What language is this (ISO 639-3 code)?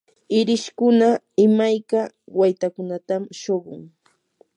qur